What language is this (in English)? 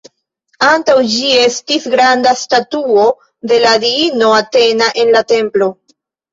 Esperanto